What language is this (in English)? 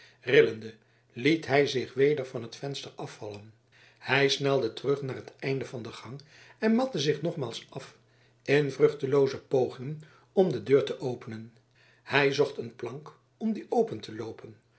Dutch